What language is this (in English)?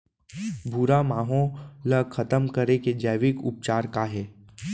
Chhattisgarhi